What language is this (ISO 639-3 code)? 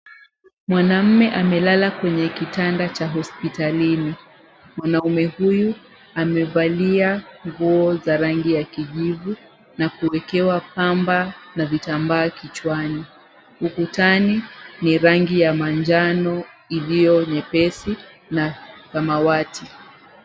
swa